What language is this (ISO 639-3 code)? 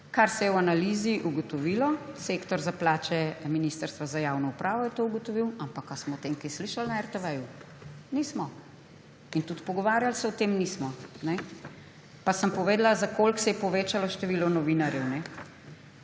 slv